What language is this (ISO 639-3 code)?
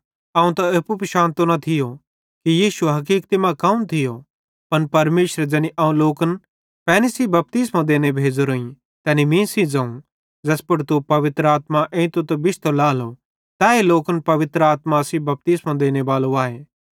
bhd